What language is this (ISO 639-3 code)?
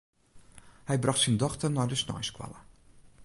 fry